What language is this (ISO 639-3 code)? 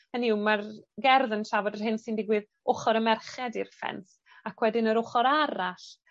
cym